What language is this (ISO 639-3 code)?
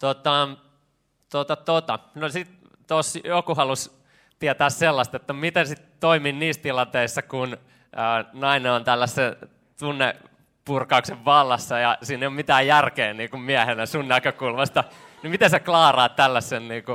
fin